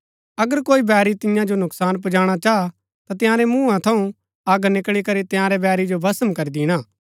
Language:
Gaddi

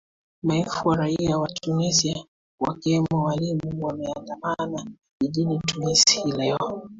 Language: Swahili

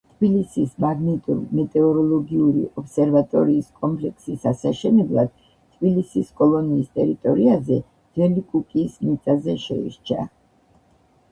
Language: Georgian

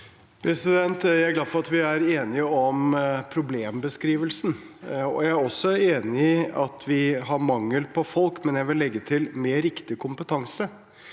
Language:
Norwegian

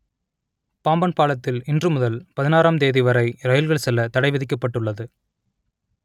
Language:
Tamil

